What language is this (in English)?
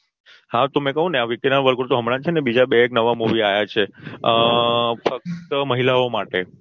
Gujarati